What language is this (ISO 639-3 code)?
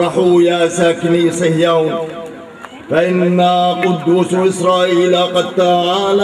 ara